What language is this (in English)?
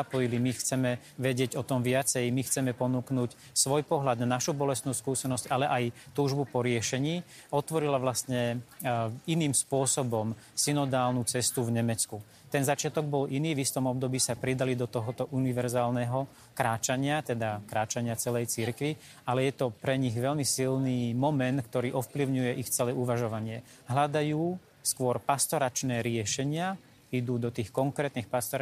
Slovak